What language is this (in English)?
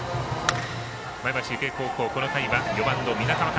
Japanese